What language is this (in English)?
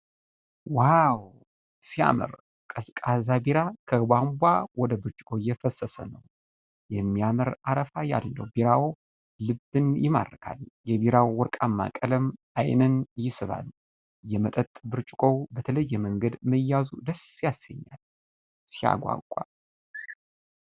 Amharic